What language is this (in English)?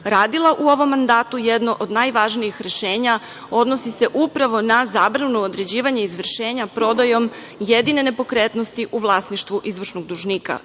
Serbian